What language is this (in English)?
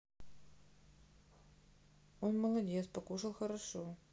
Russian